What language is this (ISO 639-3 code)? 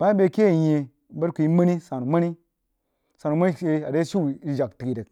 juo